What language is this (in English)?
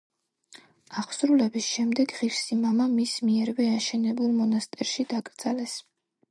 Georgian